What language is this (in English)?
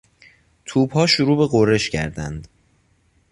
Persian